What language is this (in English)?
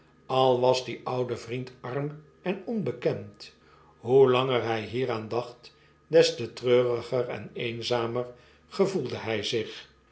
Dutch